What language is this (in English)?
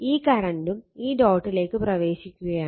Malayalam